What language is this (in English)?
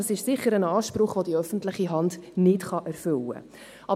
Swiss German